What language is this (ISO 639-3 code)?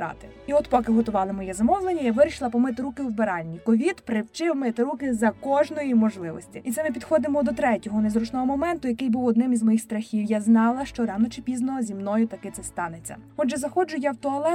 ukr